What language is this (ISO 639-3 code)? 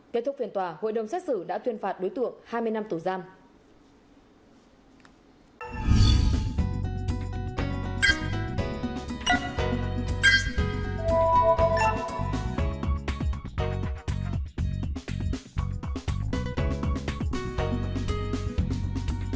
vie